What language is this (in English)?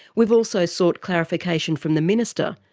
English